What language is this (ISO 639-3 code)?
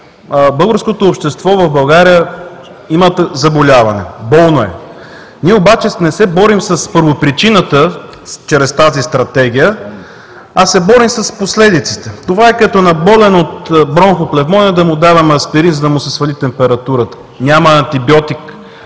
bul